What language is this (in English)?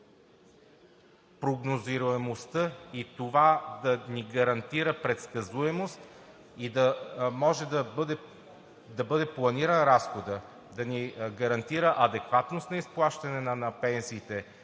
Bulgarian